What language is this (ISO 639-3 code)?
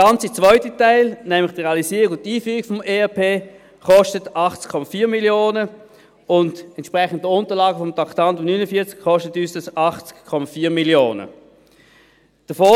gsw